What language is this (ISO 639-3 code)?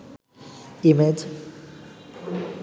ben